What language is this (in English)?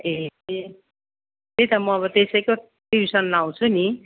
Nepali